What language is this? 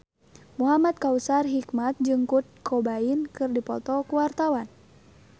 Sundanese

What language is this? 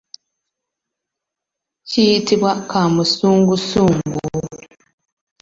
Ganda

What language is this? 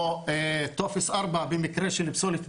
Hebrew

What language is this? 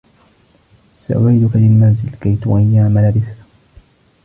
Arabic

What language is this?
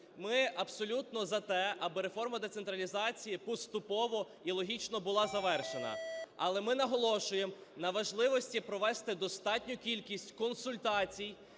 Ukrainian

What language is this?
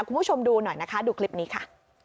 Thai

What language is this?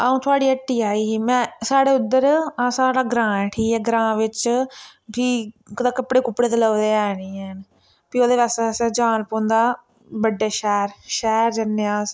Dogri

